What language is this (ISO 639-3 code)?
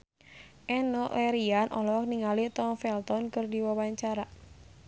sun